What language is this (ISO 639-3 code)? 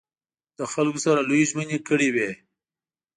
pus